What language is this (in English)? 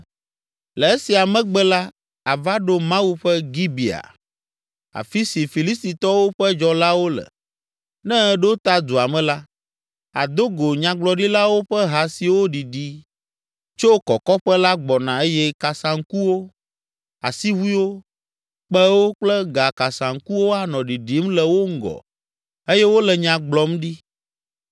Ewe